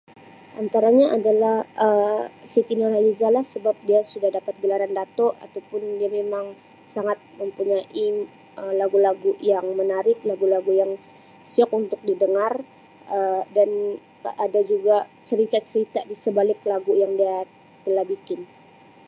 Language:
Sabah Malay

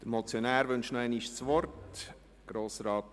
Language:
Swiss German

